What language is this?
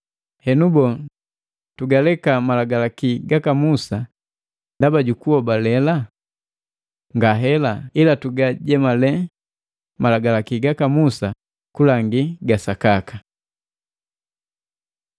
Matengo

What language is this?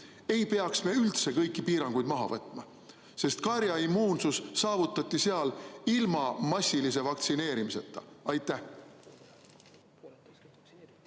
Estonian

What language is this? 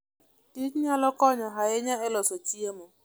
Luo (Kenya and Tanzania)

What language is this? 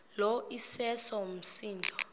Xhosa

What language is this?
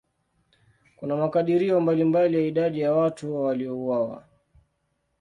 Swahili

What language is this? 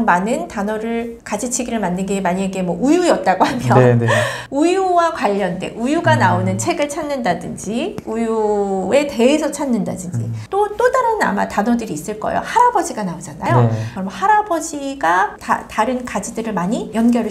Korean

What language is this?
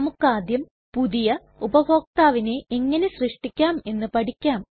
Malayalam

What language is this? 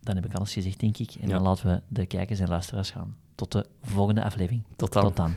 Dutch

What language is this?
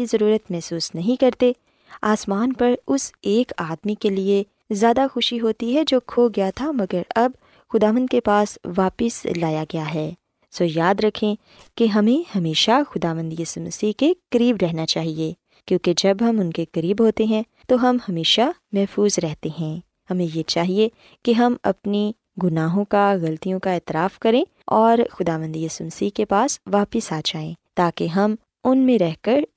Urdu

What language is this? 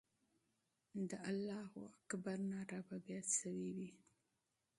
Pashto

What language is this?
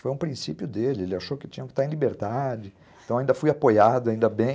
Portuguese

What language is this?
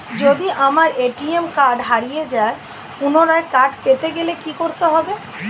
Bangla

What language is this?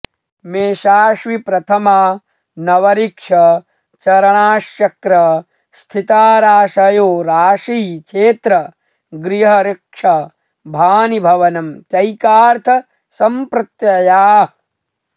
Sanskrit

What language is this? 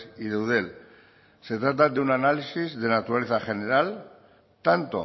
Spanish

